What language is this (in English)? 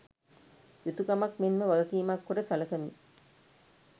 Sinhala